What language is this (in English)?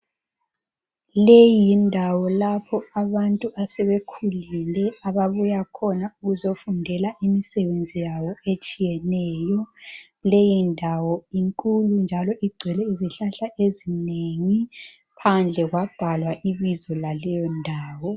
North Ndebele